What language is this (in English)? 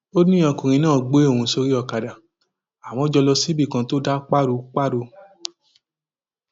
Yoruba